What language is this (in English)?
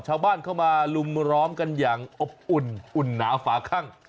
Thai